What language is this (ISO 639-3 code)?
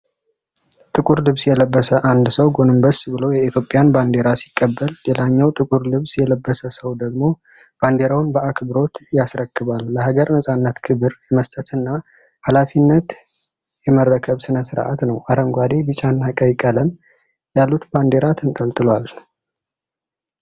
amh